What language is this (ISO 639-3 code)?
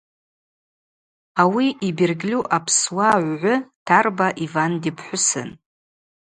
abq